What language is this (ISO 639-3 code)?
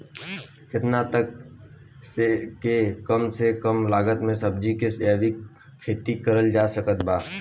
bho